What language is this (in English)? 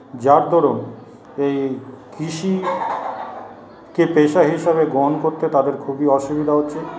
Bangla